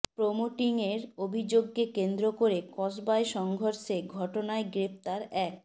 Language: Bangla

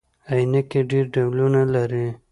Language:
Pashto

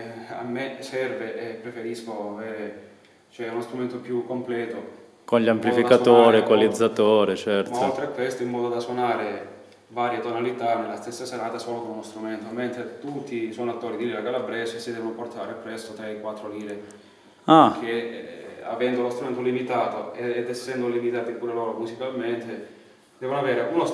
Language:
Italian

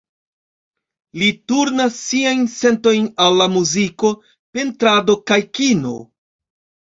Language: Esperanto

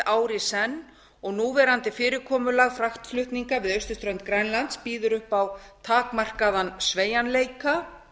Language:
Icelandic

